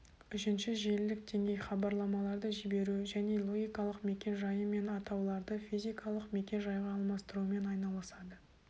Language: Kazakh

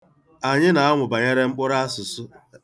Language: Igbo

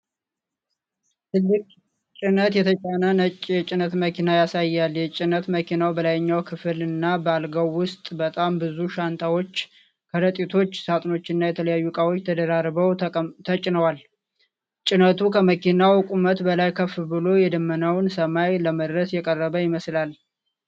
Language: Amharic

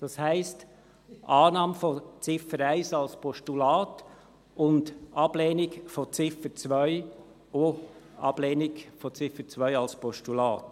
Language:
Swiss German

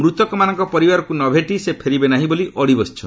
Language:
Odia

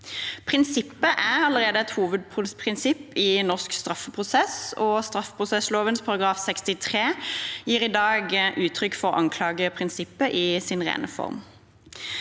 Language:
Norwegian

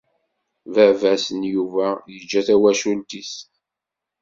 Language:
Kabyle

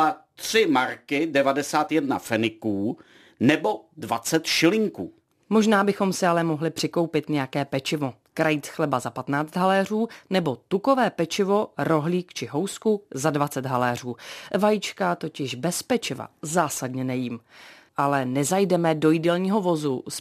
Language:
Czech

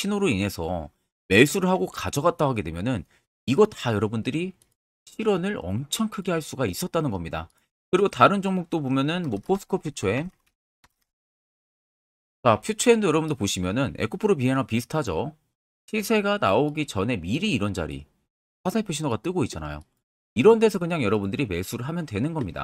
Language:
Korean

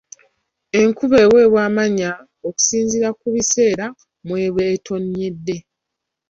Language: Ganda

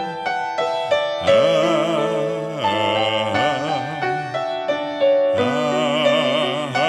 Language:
Romanian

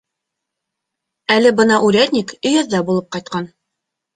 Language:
Bashkir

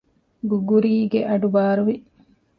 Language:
Divehi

